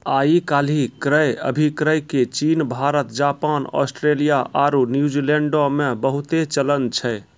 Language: Maithili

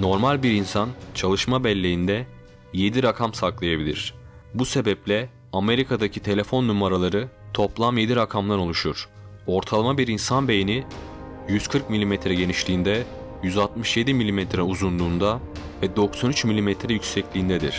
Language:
Turkish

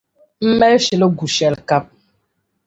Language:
Dagbani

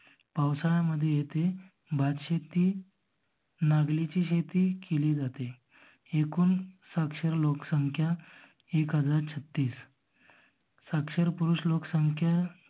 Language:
Marathi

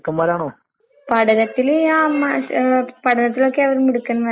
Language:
Malayalam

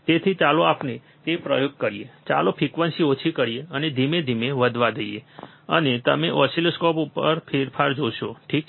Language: Gujarati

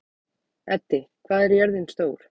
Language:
Icelandic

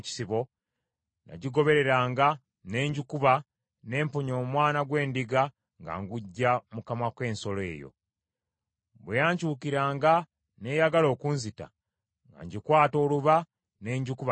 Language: Ganda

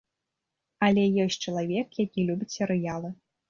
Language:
Belarusian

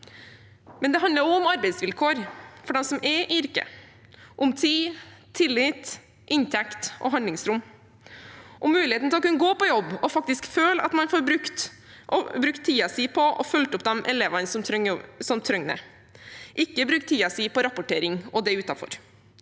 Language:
Norwegian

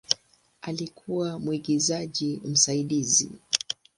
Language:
Swahili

